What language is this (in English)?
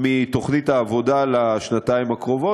Hebrew